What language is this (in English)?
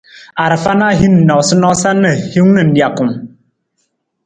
Nawdm